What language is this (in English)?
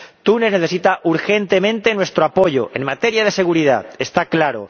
Spanish